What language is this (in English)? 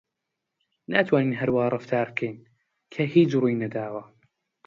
Central Kurdish